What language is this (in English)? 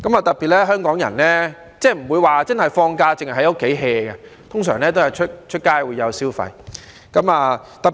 Cantonese